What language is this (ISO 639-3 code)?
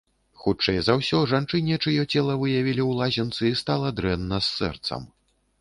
bel